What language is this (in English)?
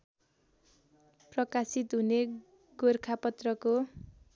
Nepali